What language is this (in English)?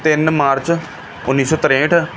Punjabi